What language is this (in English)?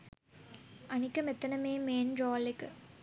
Sinhala